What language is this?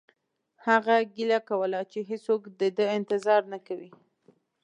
Pashto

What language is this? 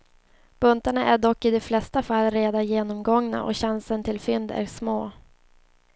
Swedish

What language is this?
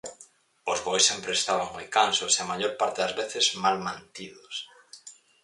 Galician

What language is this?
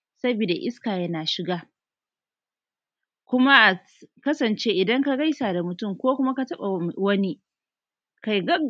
Hausa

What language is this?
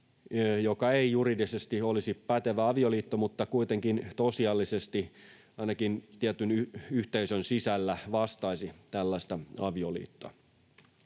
Finnish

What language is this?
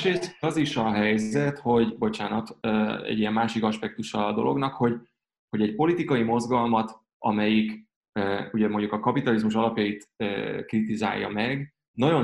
Hungarian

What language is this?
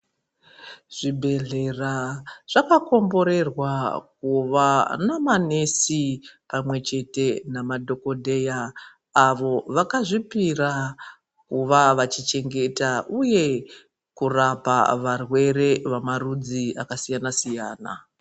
Ndau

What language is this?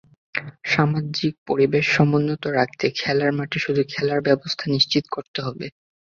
Bangla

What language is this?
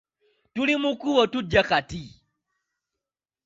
Ganda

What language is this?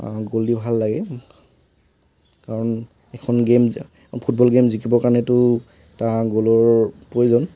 Assamese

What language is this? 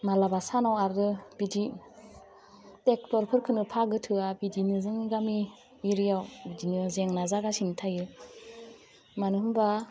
Bodo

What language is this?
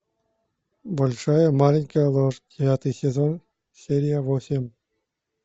Russian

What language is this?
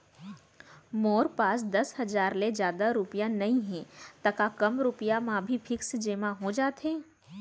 Chhattisgarhi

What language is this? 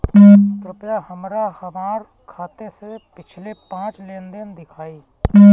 Bhojpuri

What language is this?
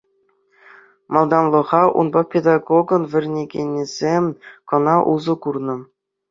Chuvash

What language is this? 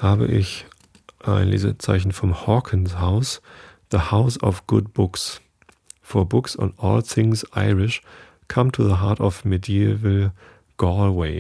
German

